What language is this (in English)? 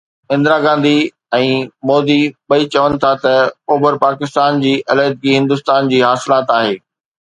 Sindhi